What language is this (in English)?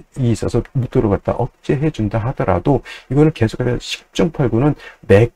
Korean